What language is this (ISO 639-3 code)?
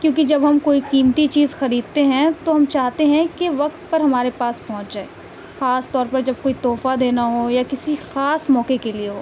urd